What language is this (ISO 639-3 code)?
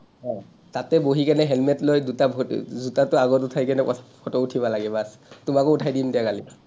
asm